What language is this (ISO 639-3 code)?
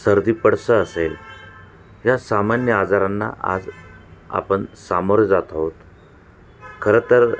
mar